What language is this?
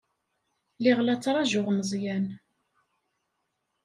Kabyle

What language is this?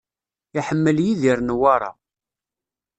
Kabyle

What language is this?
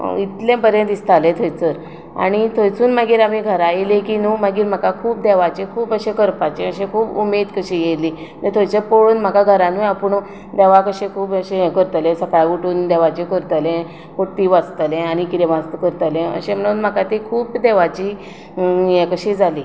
Konkani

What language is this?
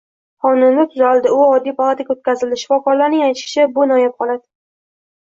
Uzbek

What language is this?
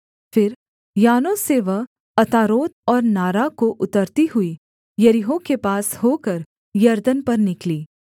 Hindi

